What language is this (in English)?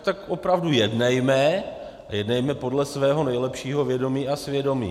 Czech